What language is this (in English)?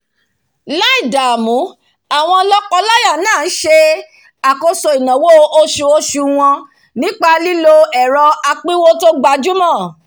Yoruba